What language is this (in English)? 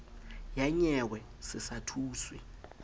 Southern Sotho